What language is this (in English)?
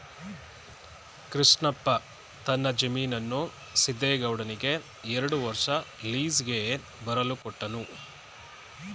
Kannada